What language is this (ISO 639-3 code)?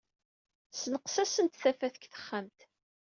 kab